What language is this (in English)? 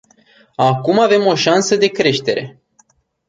Romanian